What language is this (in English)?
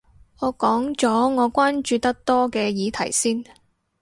Cantonese